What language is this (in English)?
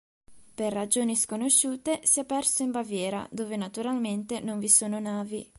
Italian